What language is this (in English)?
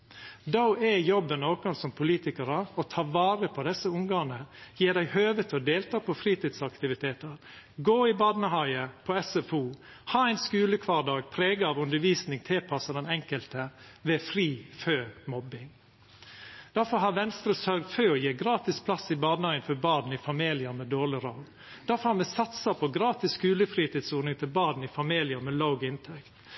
Norwegian Nynorsk